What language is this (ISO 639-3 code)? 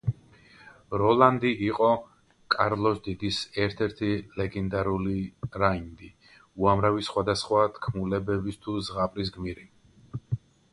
kat